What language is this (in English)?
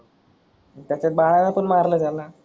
Marathi